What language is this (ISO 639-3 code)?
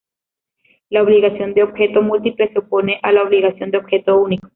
spa